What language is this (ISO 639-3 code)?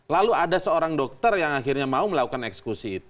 ind